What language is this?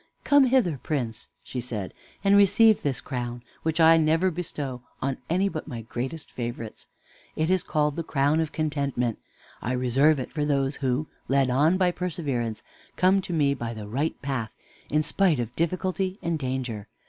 English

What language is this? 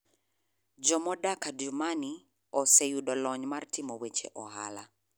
Luo (Kenya and Tanzania)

